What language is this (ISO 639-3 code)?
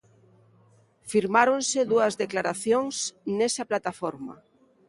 glg